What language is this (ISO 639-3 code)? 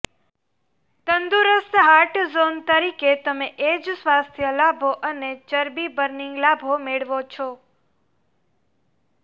guj